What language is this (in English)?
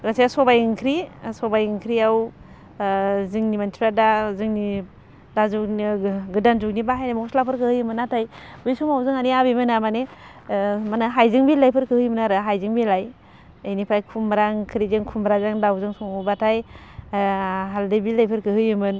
Bodo